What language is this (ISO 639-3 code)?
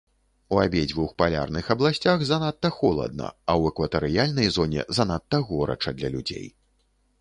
bel